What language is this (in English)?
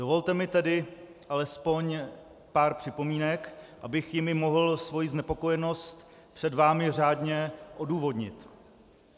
Czech